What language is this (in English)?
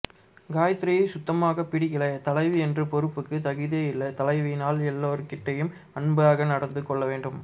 Tamil